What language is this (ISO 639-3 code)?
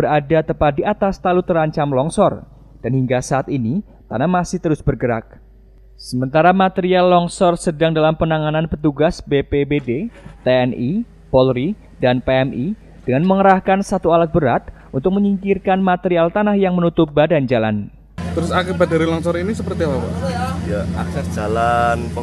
ind